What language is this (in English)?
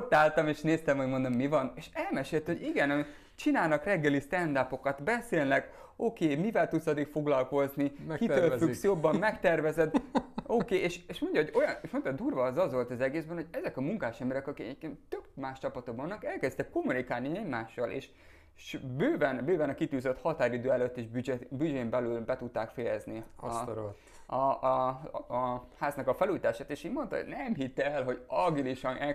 Hungarian